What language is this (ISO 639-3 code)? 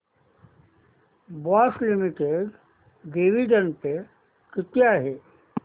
mar